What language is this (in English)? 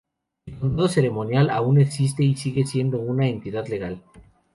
Spanish